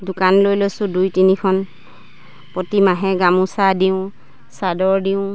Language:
Assamese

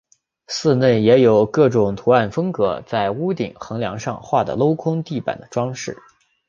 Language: Chinese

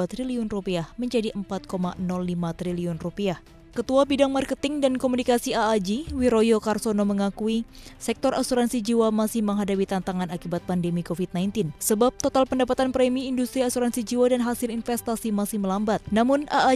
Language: Indonesian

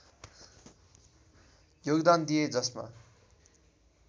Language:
Nepali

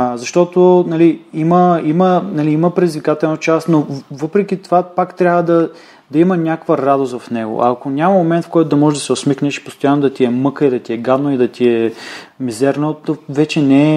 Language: Bulgarian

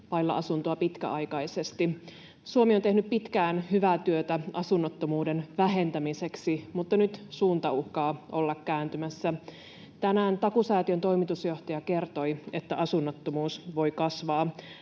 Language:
Finnish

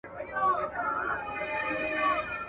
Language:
Pashto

